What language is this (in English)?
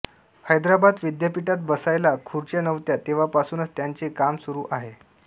Marathi